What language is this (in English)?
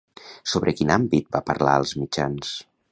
Catalan